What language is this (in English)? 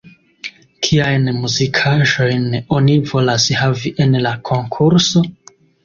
Esperanto